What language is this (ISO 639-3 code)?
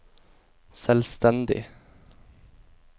nor